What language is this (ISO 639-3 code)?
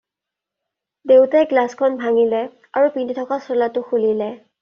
asm